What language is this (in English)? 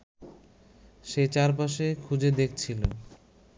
Bangla